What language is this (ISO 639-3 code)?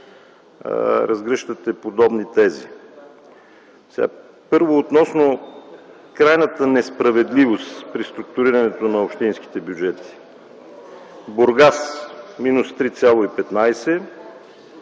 bul